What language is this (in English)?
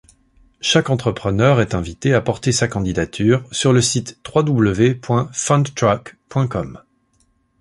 French